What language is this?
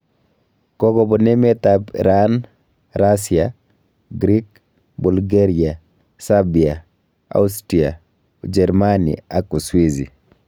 Kalenjin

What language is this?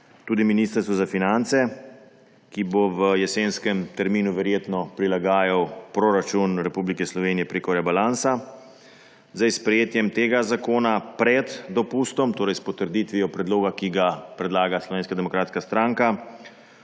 Slovenian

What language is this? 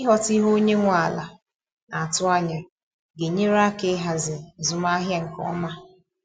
Igbo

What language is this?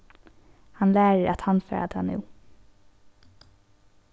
Faroese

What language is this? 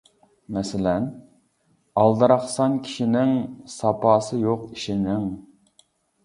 Uyghur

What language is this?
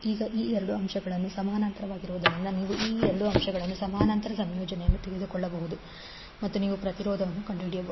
Kannada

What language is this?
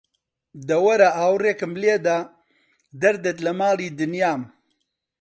Central Kurdish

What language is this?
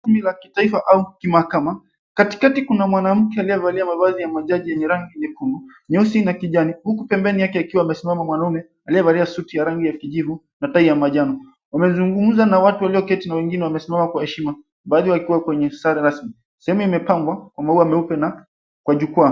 Swahili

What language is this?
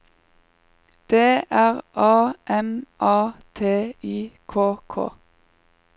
Norwegian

